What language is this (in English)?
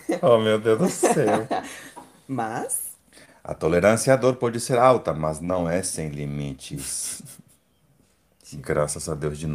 Portuguese